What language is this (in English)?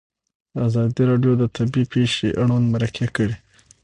Pashto